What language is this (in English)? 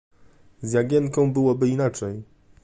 Polish